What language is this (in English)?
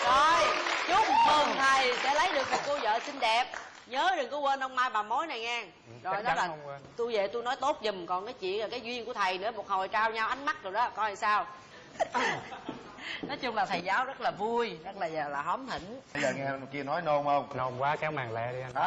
Vietnamese